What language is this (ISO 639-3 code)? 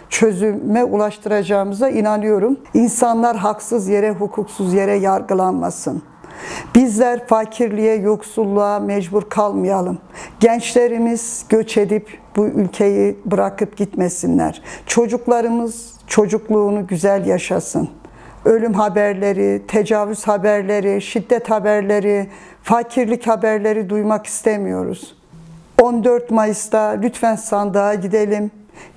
tur